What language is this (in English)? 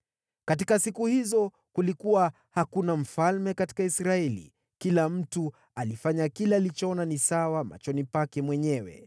Swahili